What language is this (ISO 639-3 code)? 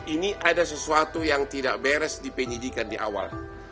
ind